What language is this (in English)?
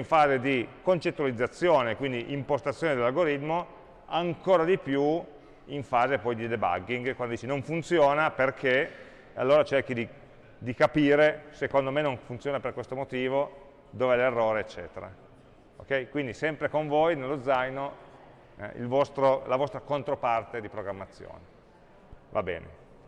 Italian